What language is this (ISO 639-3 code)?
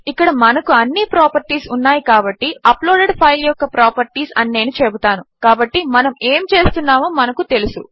tel